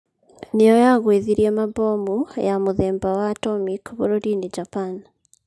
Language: Kikuyu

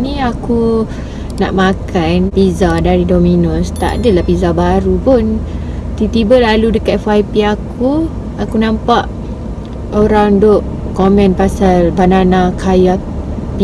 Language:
Malay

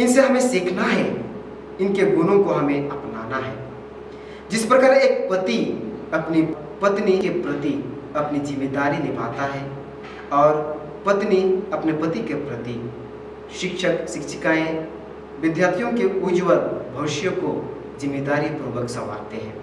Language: Hindi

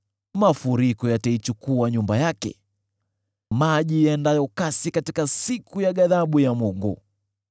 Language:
Swahili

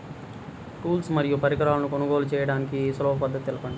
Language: Telugu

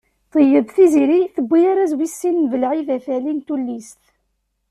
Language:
Kabyle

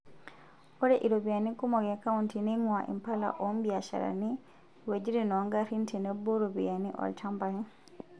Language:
Masai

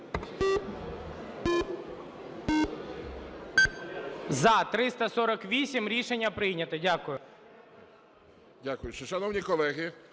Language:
Ukrainian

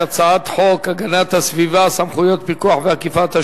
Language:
Hebrew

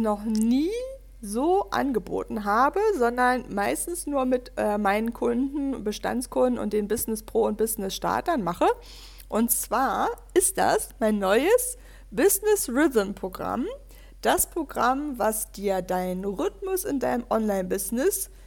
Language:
German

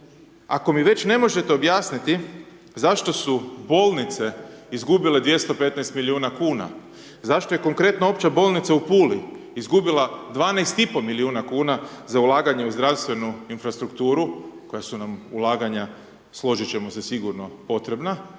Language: Croatian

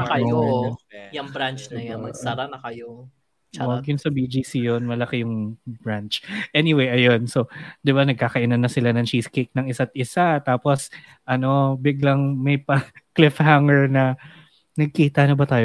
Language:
Filipino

